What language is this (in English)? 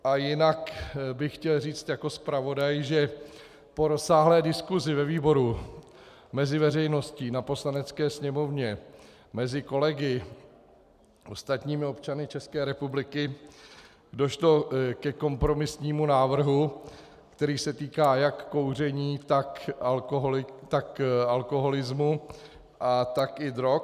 Czech